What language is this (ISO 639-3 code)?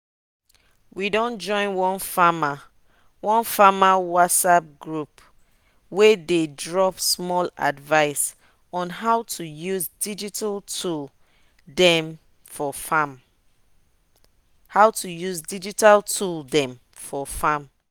pcm